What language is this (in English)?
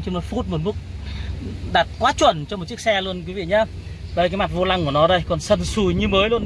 Vietnamese